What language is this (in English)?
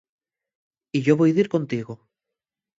Asturian